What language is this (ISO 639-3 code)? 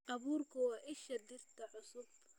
som